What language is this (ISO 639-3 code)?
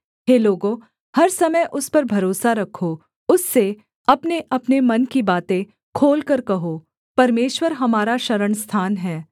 hin